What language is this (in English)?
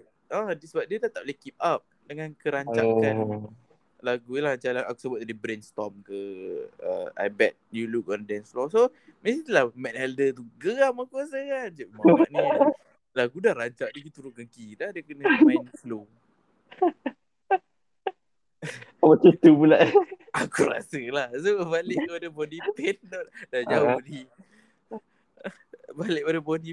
Malay